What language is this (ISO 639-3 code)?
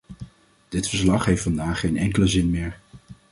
nld